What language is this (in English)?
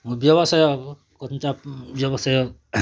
Odia